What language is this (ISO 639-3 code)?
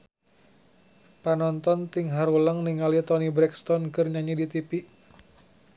sun